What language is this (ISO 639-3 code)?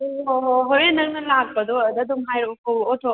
mni